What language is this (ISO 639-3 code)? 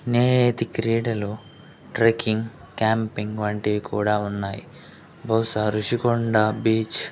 tel